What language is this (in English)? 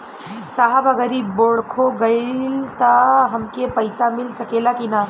Bhojpuri